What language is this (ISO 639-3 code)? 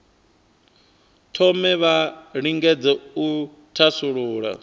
ven